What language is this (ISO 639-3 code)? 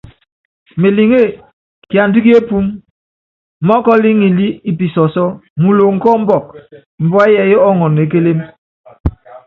yav